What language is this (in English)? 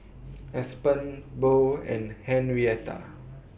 English